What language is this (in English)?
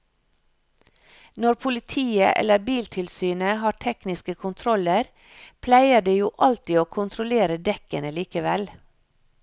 Norwegian